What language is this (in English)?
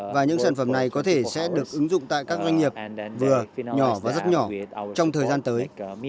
Vietnamese